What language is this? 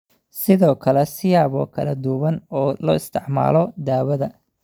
Somali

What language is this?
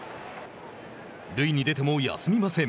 Japanese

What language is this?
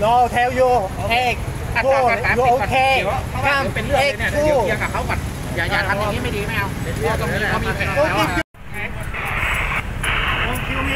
Thai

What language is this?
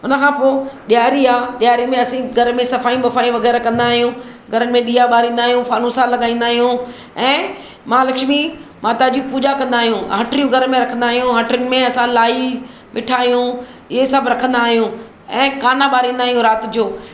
Sindhi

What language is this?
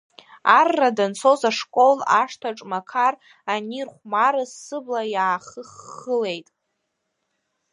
Abkhazian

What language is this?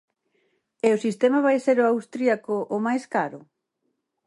Galician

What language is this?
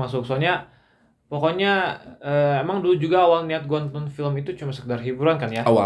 Indonesian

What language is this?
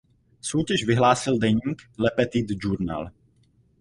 Czech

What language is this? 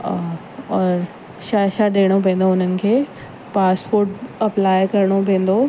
Sindhi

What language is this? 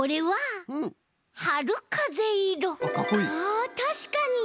Japanese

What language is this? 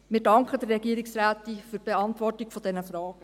Swiss German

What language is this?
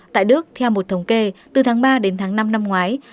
Vietnamese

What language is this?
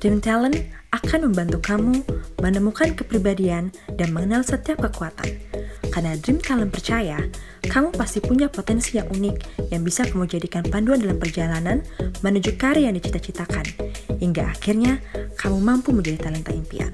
Indonesian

